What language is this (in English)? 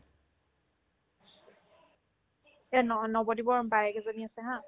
Assamese